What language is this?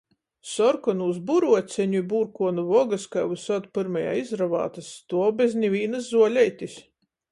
Latgalian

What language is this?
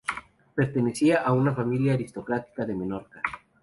Spanish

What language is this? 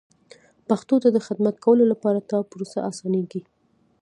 Pashto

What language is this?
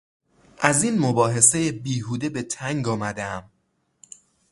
Persian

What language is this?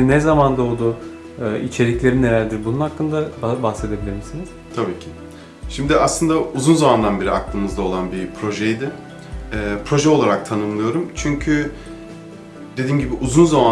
Turkish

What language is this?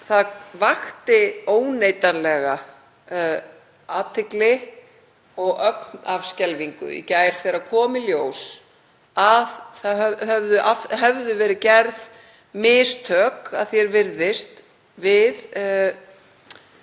Icelandic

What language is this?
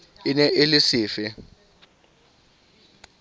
Southern Sotho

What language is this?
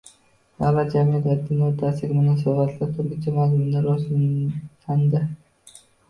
Uzbek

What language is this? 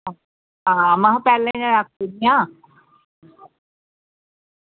Dogri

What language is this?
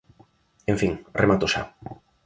Galician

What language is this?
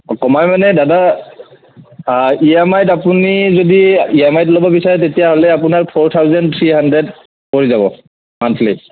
Assamese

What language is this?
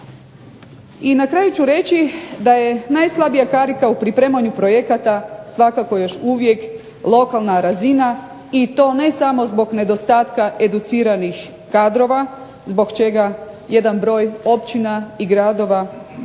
Croatian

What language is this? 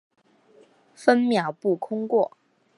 Chinese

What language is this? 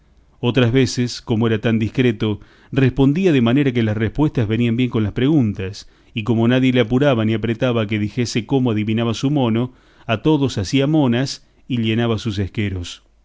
Spanish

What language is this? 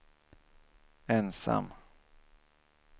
Swedish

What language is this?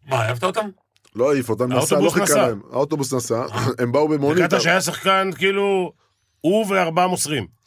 Hebrew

